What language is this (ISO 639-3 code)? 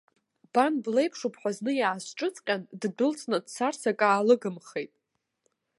abk